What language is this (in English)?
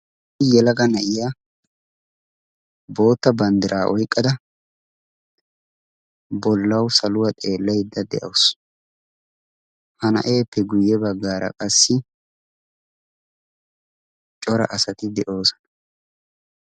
Wolaytta